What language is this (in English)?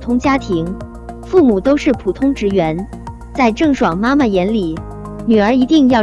Chinese